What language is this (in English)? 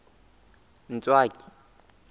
Southern Sotho